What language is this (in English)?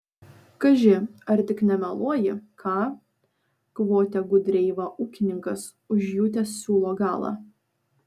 Lithuanian